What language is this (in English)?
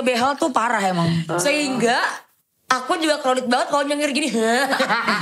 Indonesian